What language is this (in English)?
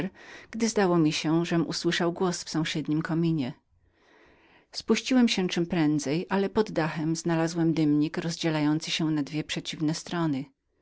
Polish